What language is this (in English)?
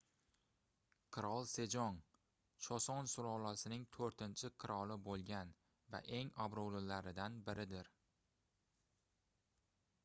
Uzbek